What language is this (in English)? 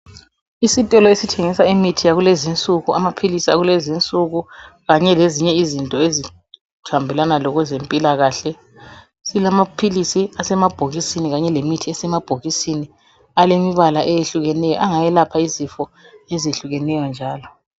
North Ndebele